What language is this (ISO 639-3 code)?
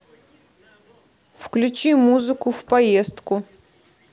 rus